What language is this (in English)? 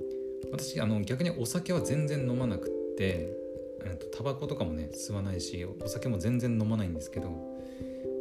Japanese